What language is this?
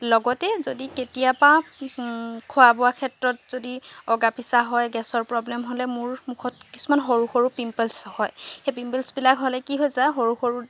Assamese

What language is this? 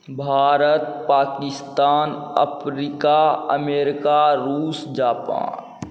Maithili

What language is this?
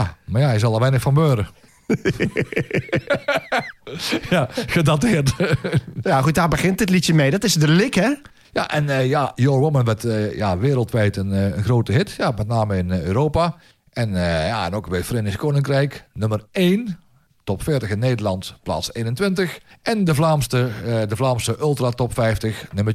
Dutch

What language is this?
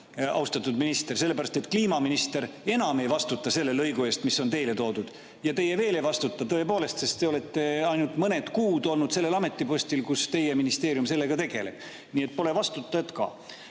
Estonian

